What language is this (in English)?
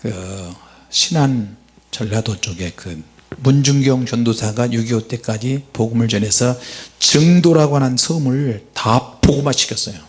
Korean